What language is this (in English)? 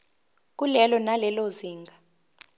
Zulu